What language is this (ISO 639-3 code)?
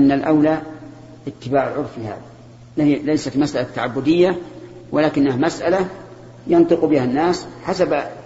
ara